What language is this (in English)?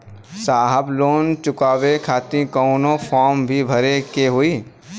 Bhojpuri